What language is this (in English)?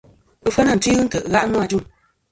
Kom